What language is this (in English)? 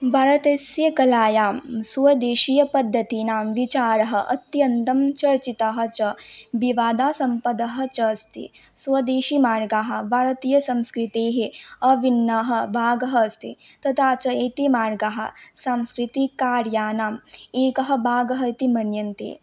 Sanskrit